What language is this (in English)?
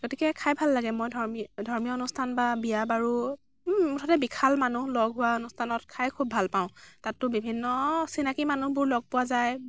Assamese